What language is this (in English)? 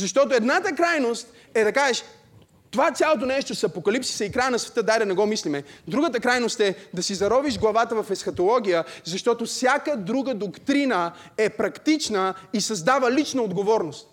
Bulgarian